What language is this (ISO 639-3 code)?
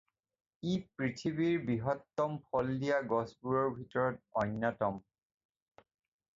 asm